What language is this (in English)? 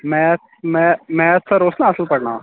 Kashmiri